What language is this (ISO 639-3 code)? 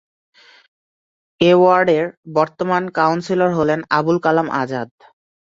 ben